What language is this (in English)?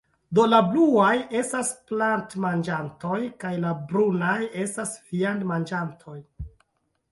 Esperanto